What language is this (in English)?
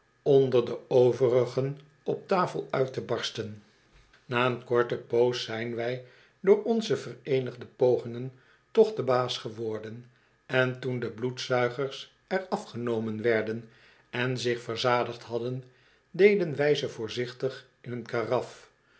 Dutch